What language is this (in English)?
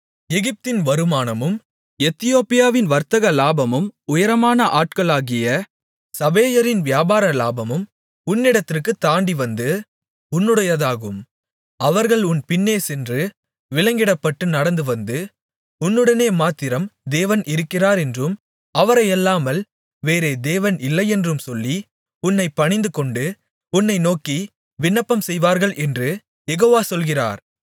Tamil